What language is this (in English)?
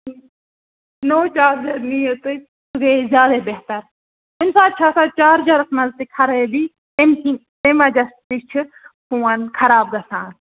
Kashmiri